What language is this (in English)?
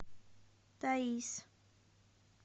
Russian